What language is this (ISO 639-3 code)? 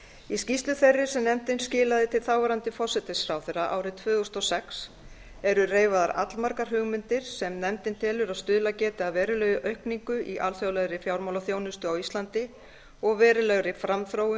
isl